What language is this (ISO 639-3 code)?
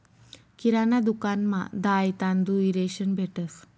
mar